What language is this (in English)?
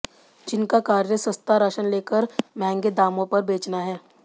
Hindi